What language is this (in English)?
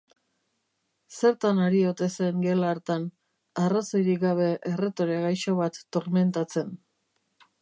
Basque